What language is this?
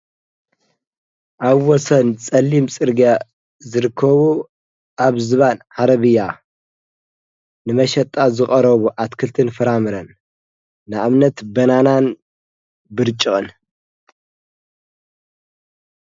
Tigrinya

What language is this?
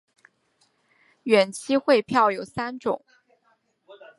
Chinese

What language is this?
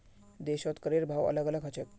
Magahi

